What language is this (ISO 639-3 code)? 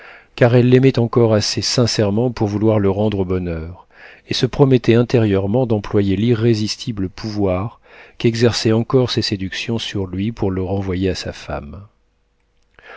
fra